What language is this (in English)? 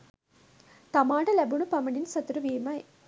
Sinhala